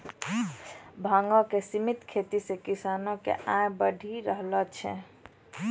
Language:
Maithili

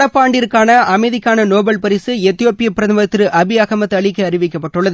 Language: Tamil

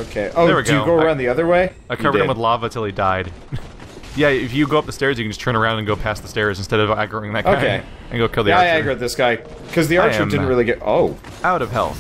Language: English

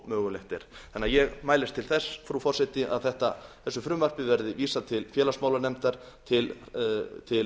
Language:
Icelandic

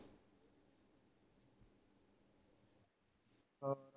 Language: Punjabi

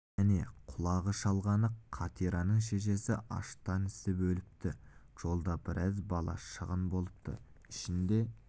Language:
Kazakh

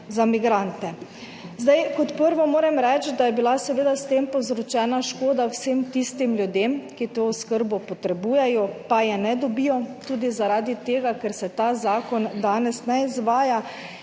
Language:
Slovenian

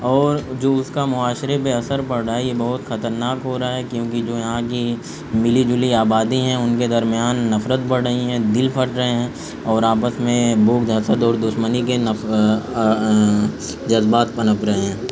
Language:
Urdu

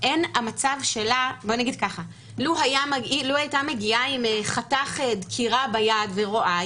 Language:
Hebrew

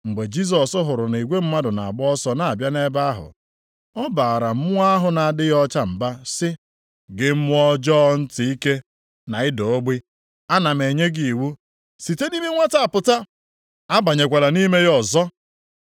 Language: Igbo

